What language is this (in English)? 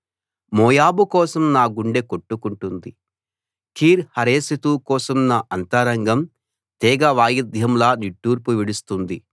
Telugu